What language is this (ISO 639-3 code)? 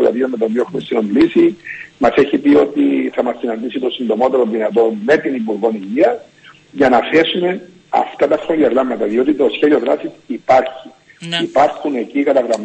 ell